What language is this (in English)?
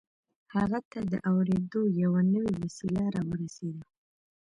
Pashto